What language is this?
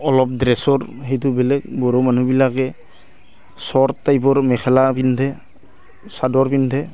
Assamese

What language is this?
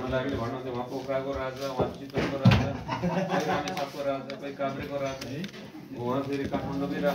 Arabic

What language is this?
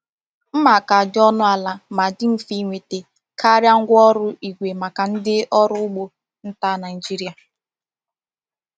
Igbo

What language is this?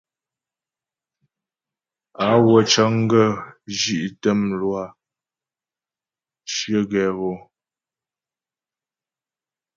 Ghomala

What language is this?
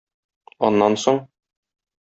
Tatar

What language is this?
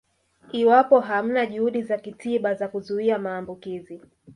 Swahili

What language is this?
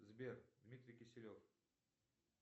Russian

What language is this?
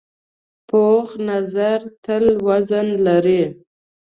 Pashto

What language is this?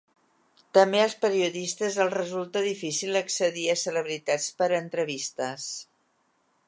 Catalan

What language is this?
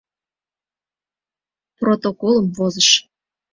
Mari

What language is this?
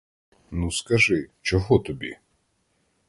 Ukrainian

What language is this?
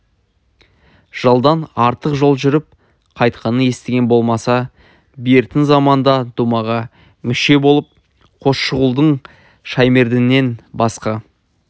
Kazakh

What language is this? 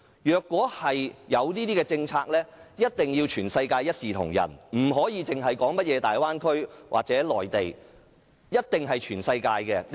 Cantonese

